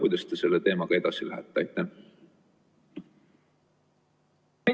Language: Estonian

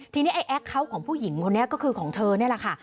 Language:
Thai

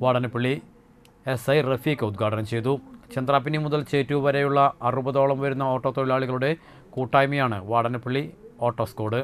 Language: Malayalam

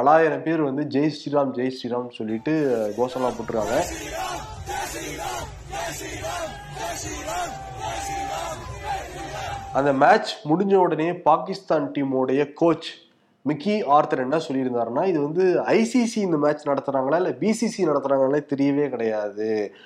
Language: Tamil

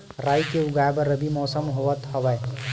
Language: Chhattisgarhi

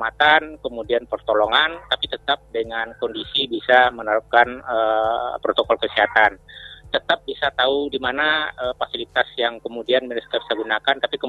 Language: Indonesian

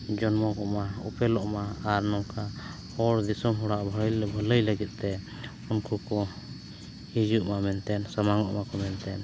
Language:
Santali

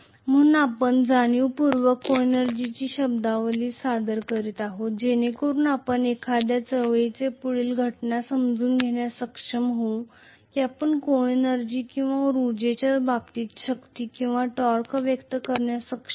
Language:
Marathi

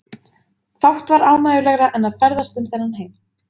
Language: Icelandic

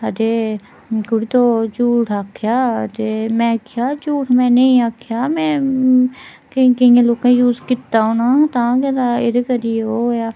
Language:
Dogri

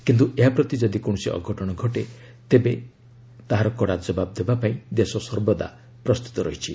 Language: Odia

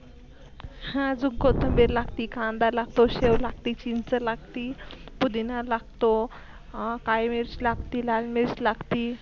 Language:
Marathi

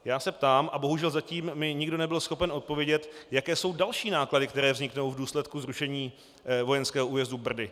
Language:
Czech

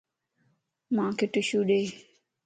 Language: Lasi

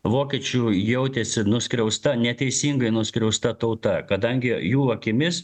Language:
Lithuanian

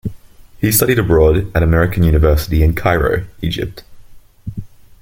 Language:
English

